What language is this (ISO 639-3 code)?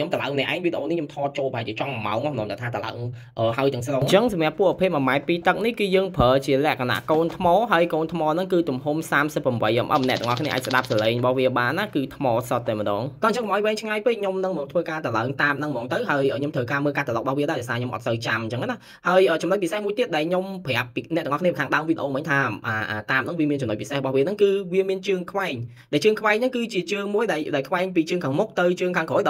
vie